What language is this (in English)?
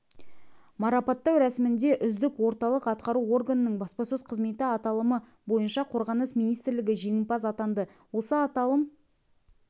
Kazakh